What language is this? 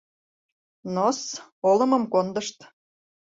Mari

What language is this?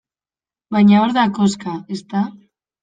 Basque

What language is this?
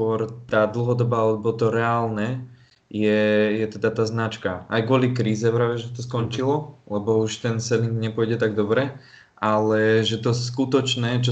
Slovak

